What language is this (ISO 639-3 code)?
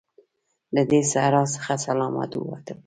pus